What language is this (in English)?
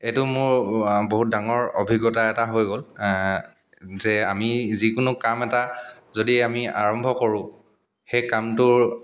Assamese